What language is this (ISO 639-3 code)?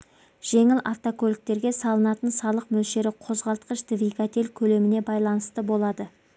kaz